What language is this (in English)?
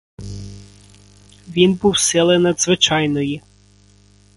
Ukrainian